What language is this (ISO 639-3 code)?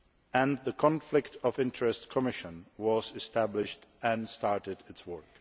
eng